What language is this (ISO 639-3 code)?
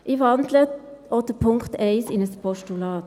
gsw